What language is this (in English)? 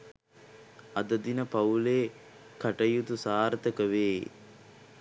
Sinhala